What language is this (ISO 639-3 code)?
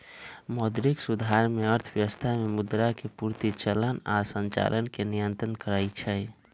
mag